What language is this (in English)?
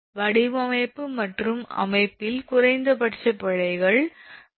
Tamil